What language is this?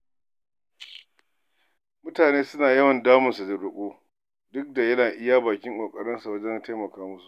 Hausa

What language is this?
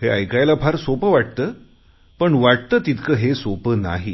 Marathi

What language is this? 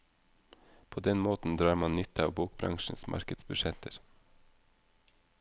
Norwegian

